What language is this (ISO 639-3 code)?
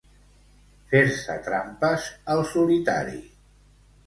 cat